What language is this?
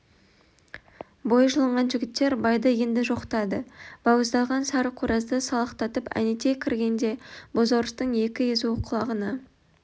Kazakh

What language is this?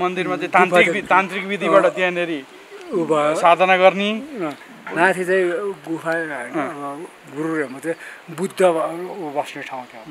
Thai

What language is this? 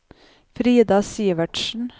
Norwegian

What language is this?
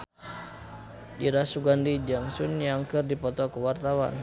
Sundanese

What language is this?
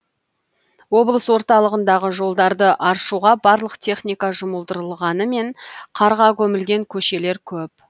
Kazakh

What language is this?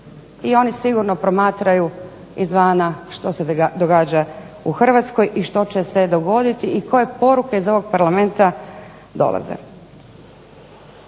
Croatian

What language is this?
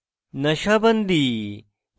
Bangla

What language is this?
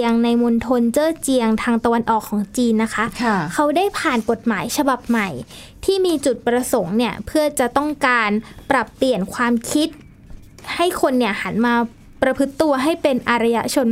Thai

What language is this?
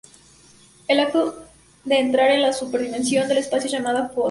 Spanish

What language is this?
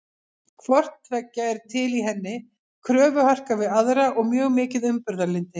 Icelandic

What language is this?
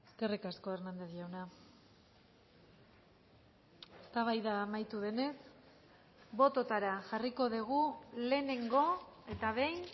Basque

